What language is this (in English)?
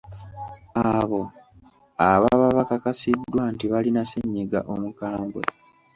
Ganda